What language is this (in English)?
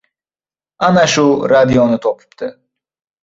Uzbek